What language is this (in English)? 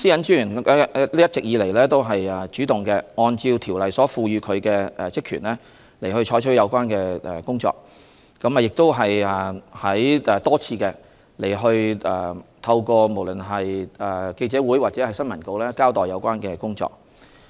Cantonese